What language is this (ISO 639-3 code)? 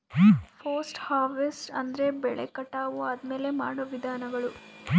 kan